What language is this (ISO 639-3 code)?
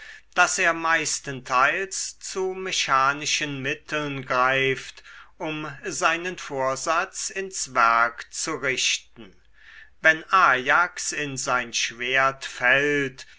deu